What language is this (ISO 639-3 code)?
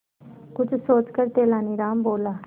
hin